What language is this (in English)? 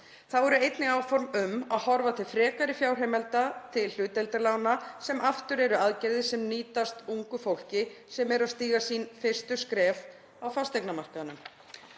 Icelandic